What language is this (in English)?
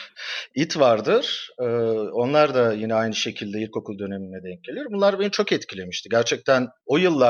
Turkish